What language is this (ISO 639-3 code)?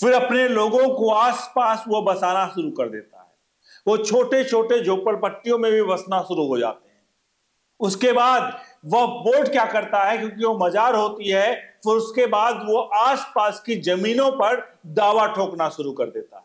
hin